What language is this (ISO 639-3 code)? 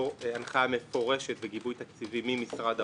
heb